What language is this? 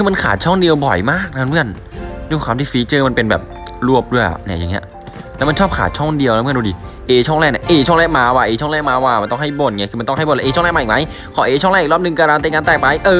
Thai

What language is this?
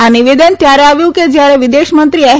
Gujarati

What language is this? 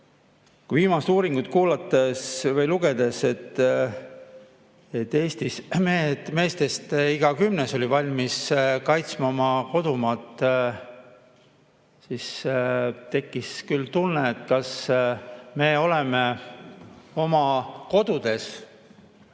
Estonian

